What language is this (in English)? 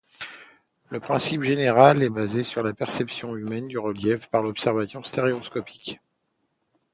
French